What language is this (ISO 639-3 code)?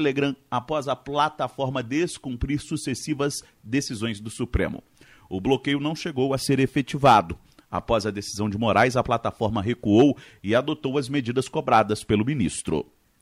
por